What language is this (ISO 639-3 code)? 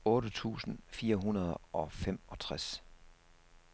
dan